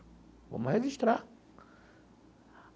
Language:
Portuguese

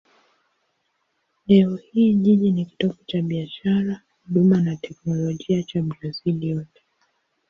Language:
Swahili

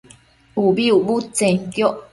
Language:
Matsés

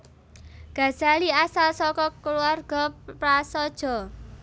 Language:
Javanese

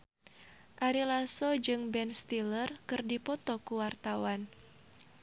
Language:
Sundanese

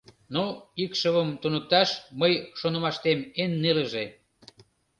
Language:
Mari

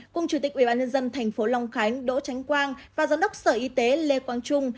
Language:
Vietnamese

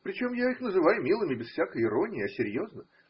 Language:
Russian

